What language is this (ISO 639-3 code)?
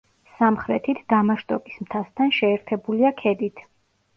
kat